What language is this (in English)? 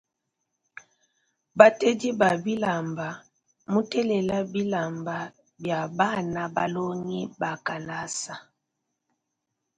Luba-Lulua